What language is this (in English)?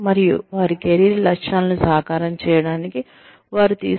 Telugu